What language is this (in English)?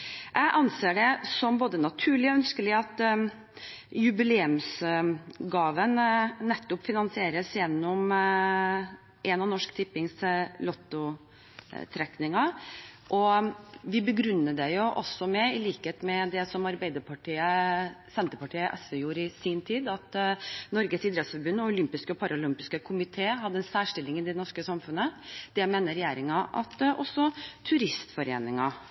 Norwegian Bokmål